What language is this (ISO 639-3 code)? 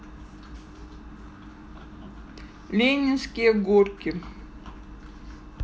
rus